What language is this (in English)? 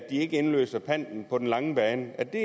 Danish